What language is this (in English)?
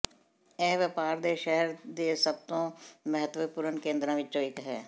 Punjabi